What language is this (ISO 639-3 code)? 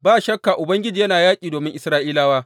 hau